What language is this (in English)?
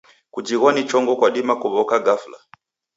Taita